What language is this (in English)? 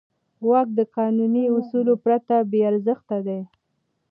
Pashto